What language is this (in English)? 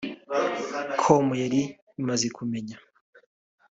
Kinyarwanda